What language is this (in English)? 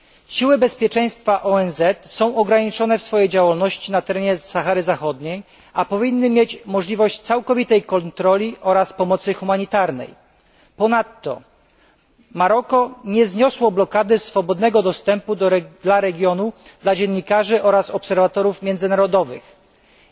Polish